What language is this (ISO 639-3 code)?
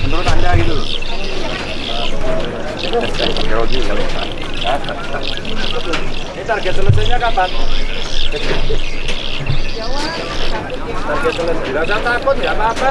ind